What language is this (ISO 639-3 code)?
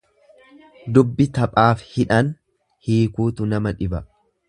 orm